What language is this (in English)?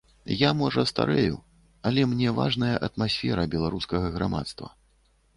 Belarusian